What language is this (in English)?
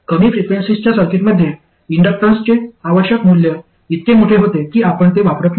Marathi